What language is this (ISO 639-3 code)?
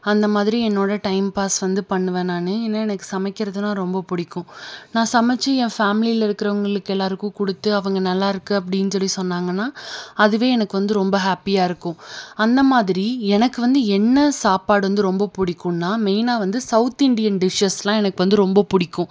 tam